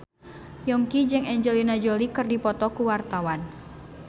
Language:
Sundanese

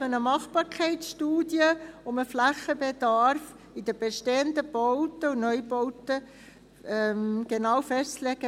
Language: Swiss German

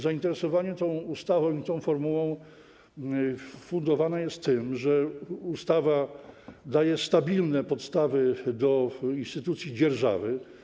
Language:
Polish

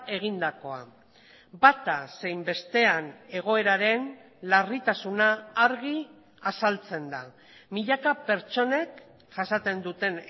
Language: Basque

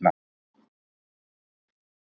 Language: Icelandic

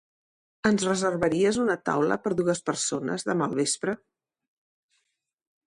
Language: Catalan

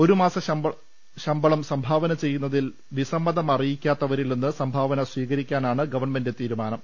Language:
Malayalam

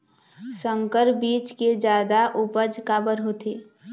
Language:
Chhattisgarhi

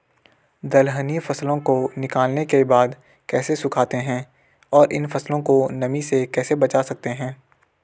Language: Hindi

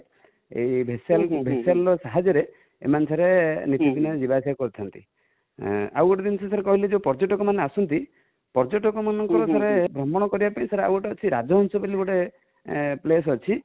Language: Odia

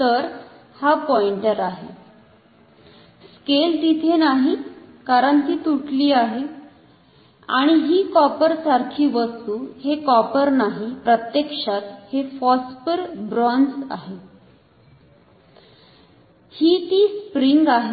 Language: Marathi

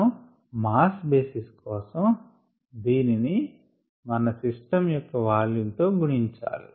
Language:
Telugu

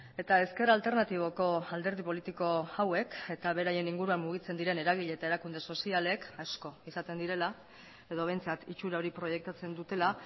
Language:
Basque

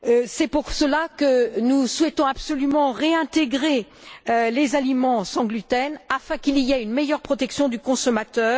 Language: French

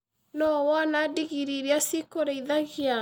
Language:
Kikuyu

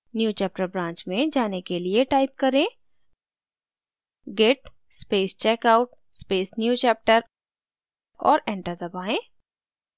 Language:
Hindi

